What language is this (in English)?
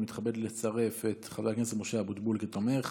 Hebrew